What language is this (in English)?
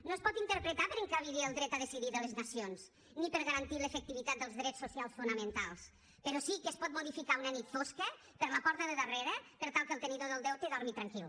Catalan